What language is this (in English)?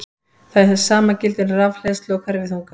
Icelandic